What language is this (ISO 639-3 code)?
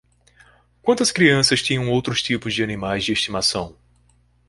por